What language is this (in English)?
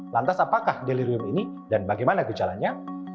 Indonesian